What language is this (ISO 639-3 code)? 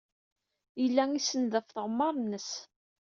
kab